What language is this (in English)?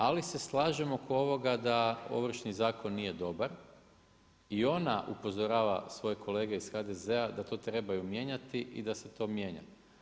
Croatian